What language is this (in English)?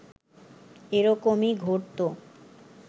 Bangla